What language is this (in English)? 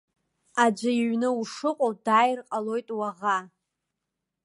Abkhazian